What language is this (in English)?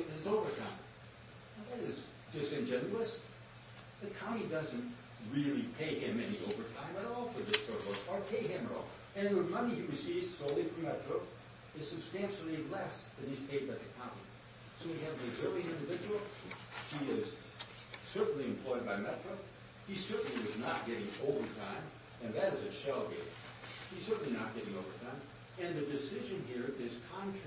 English